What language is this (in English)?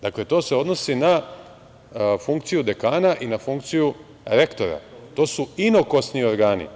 Serbian